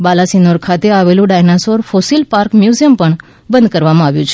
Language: Gujarati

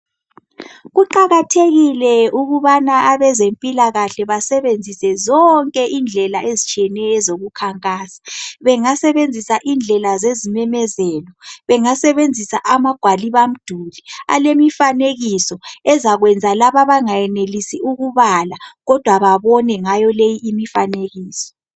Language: North Ndebele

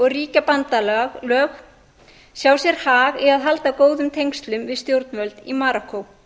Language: Icelandic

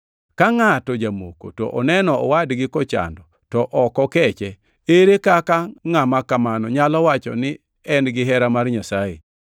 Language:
Luo (Kenya and Tanzania)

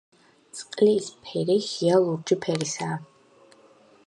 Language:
Georgian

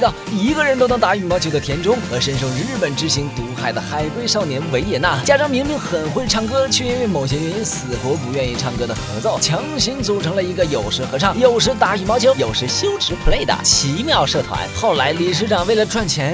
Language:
Chinese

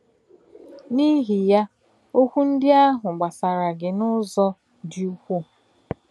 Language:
Igbo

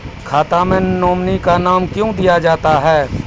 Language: Maithili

